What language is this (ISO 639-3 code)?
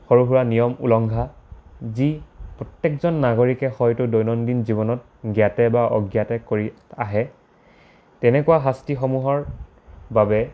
asm